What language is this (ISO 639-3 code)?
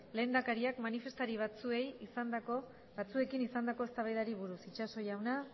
eus